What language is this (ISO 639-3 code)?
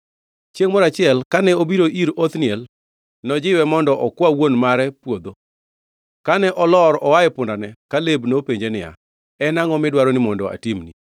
luo